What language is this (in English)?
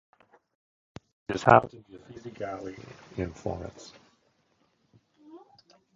English